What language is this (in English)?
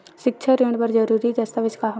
Chhattisgarhi